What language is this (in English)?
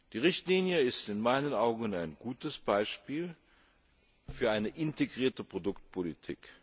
German